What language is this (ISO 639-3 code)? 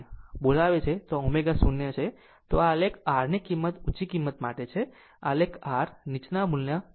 guj